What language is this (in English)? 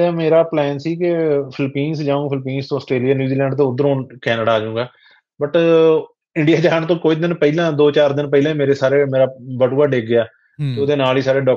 Punjabi